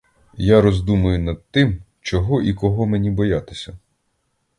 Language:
Ukrainian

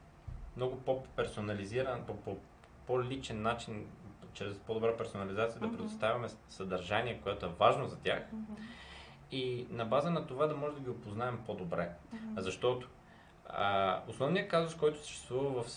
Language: Bulgarian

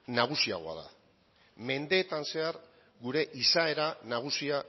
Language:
Basque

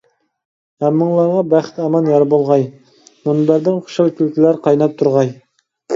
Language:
Uyghur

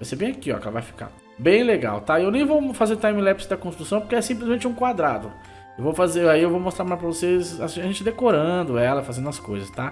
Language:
Portuguese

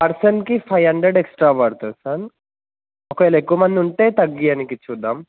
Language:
Telugu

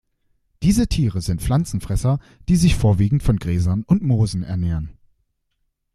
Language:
German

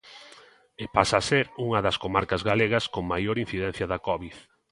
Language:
Galician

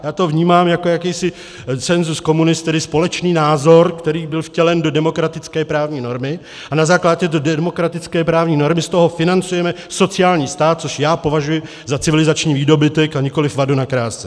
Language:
Czech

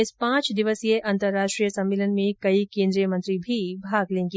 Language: Hindi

